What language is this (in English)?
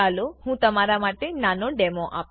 Gujarati